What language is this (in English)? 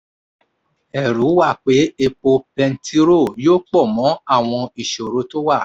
Yoruba